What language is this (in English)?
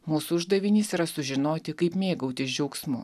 Lithuanian